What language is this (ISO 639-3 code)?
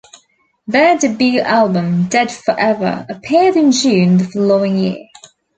eng